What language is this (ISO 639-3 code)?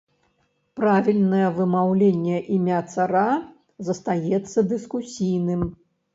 bel